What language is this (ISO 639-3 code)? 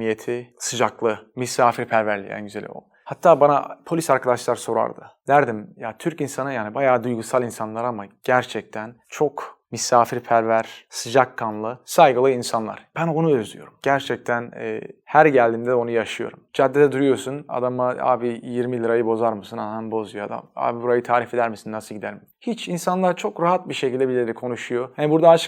tur